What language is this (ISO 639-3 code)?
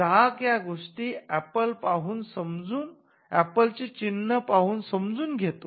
mar